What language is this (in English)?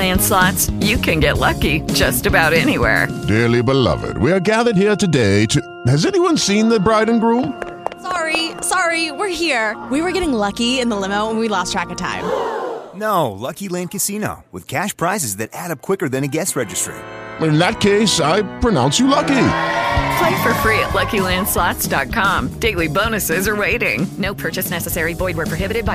Spanish